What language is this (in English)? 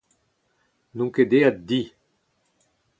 Breton